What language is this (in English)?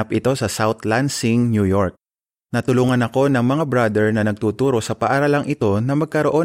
Filipino